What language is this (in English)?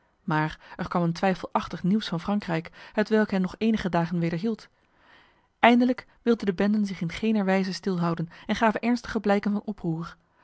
Dutch